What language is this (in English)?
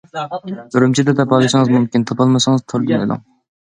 Uyghur